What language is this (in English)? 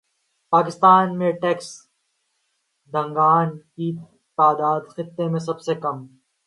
Urdu